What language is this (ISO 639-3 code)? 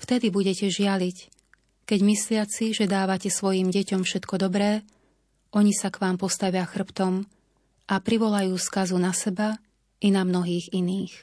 slk